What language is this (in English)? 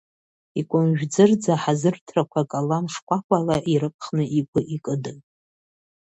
Abkhazian